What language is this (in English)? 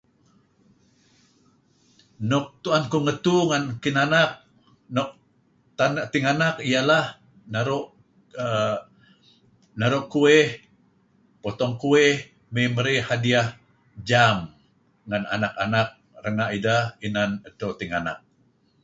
Kelabit